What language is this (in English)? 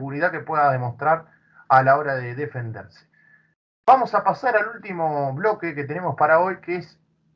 Spanish